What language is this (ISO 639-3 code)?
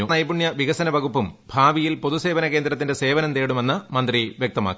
mal